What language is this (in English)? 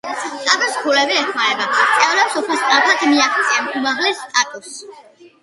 Georgian